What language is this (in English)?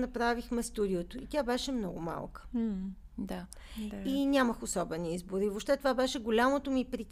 Bulgarian